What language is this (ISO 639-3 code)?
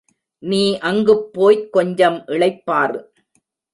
tam